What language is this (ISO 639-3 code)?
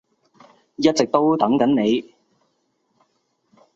yue